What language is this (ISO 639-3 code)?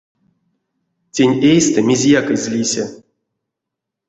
myv